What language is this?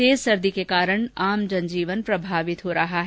Hindi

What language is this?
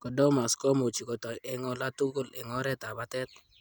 Kalenjin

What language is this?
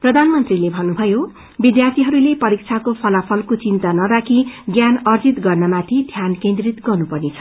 Nepali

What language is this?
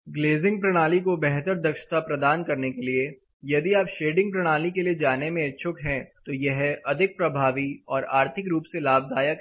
Hindi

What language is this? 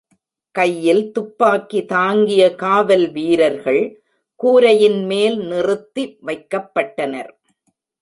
Tamil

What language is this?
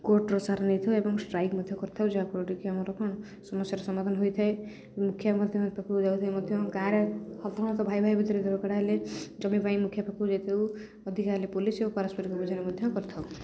Odia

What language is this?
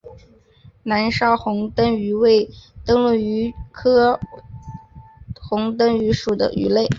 Chinese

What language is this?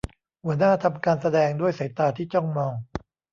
Thai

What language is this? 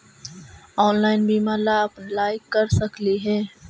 Magahi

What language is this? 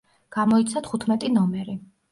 Georgian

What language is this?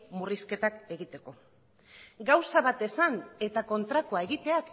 Basque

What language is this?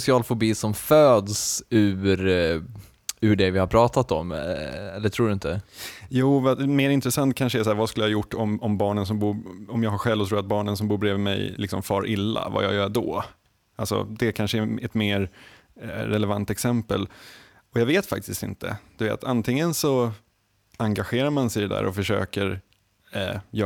Swedish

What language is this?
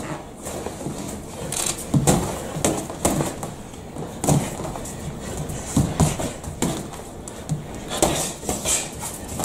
Spanish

